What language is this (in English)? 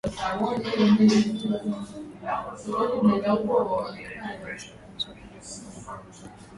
Swahili